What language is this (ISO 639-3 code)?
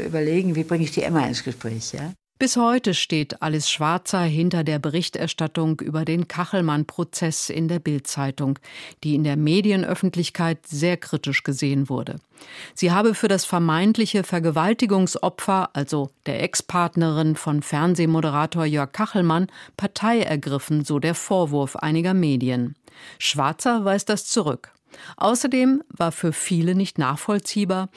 deu